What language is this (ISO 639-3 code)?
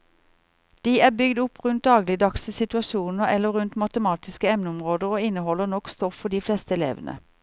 nor